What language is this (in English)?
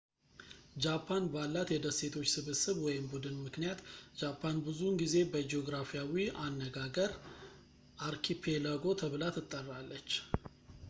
Amharic